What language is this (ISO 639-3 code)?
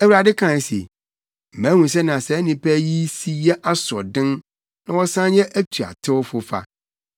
aka